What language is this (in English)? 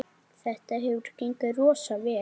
Icelandic